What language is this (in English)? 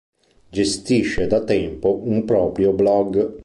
Italian